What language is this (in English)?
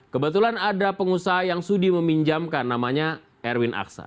Indonesian